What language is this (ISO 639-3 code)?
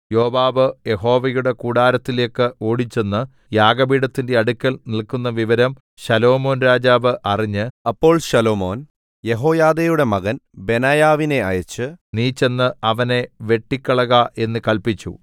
mal